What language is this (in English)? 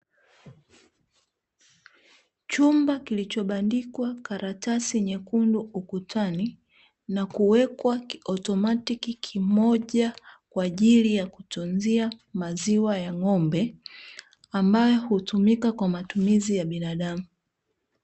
Swahili